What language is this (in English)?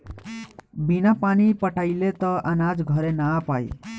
Bhojpuri